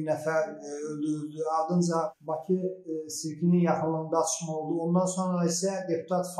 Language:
Turkish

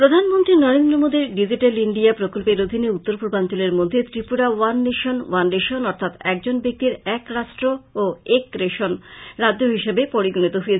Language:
Bangla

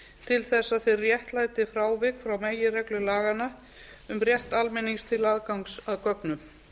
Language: Icelandic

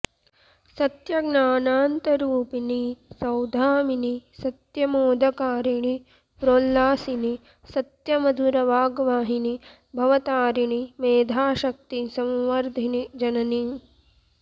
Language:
Sanskrit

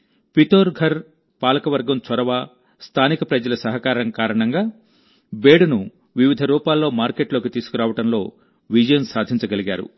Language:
Telugu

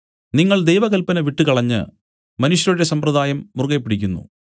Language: Malayalam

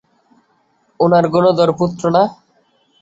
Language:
Bangla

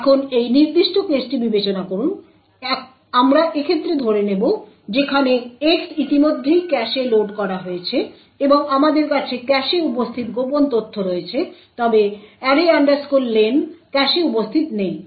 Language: Bangla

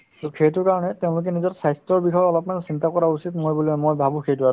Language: Assamese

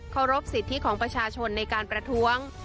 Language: Thai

